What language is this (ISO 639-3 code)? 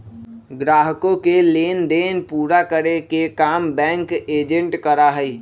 mag